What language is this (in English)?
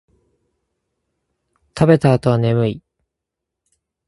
Japanese